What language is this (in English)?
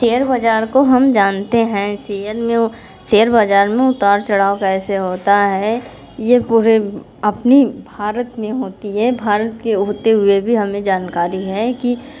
Hindi